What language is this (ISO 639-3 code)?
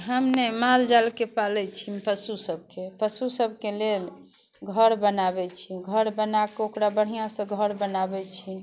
mai